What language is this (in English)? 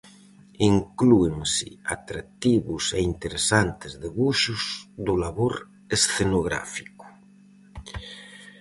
Galician